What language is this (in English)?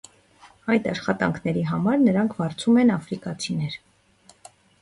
Armenian